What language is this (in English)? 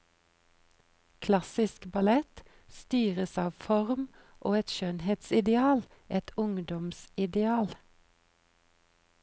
Norwegian